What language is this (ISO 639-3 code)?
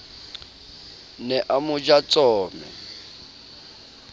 sot